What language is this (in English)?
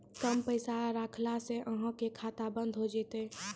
Maithili